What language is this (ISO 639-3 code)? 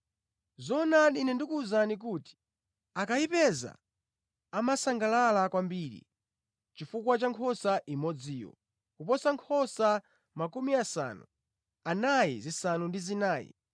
nya